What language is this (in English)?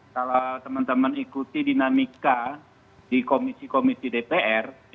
Indonesian